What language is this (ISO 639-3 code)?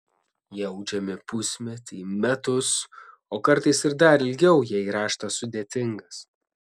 lit